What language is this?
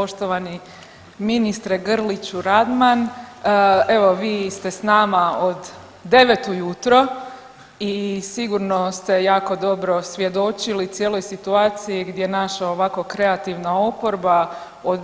Croatian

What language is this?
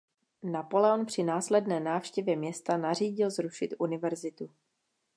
Czech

